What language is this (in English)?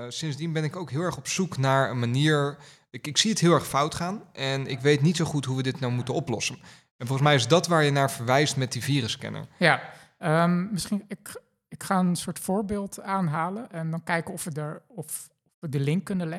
Dutch